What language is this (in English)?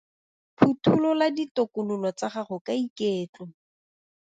Tswana